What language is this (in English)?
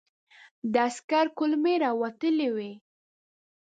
Pashto